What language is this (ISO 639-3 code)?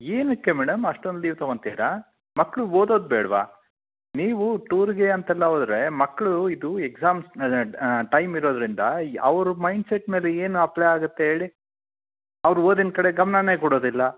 kan